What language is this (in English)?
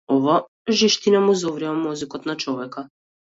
Macedonian